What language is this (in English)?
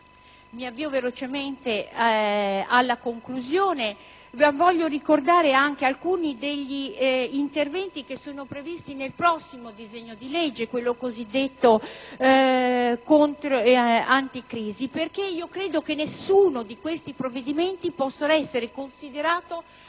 Italian